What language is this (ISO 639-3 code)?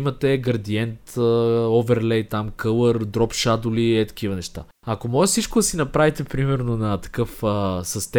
bul